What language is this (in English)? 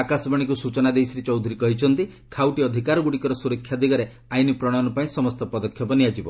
Odia